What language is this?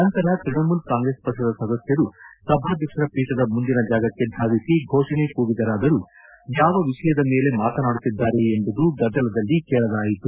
Kannada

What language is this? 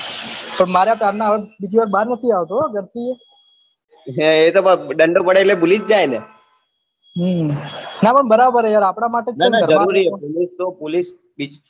Gujarati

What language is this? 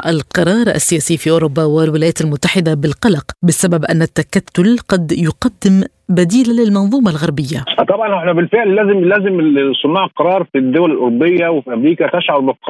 Arabic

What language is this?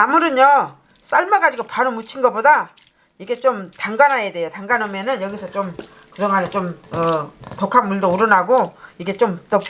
Korean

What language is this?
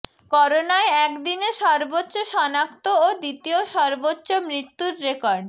Bangla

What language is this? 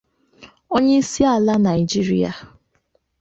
Igbo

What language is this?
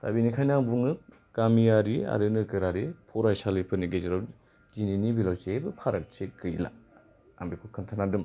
Bodo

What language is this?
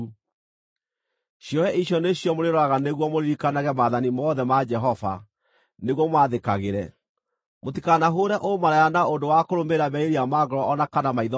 Kikuyu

